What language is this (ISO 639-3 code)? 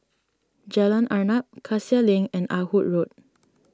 eng